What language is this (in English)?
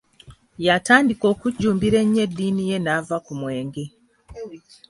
Ganda